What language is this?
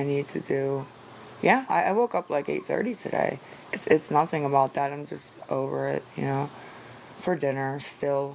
English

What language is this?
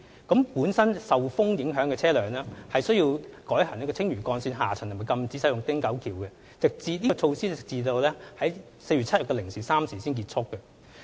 Cantonese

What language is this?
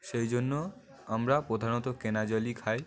Bangla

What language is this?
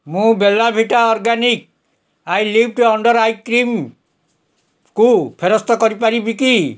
Odia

